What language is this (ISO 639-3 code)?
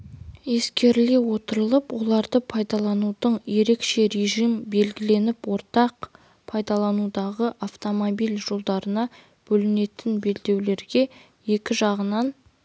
kaz